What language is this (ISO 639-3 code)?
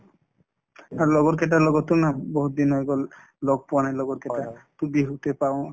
asm